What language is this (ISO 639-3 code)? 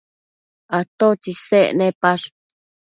mcf